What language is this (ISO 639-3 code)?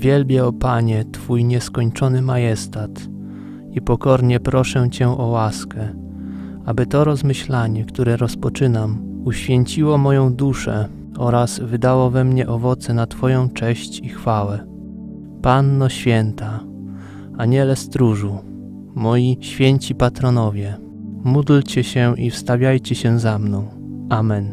pol